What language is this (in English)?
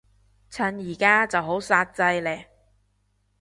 Cantonese